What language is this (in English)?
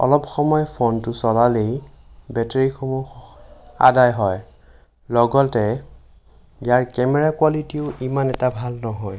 Assamese